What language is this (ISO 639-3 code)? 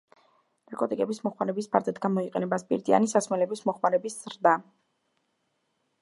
kat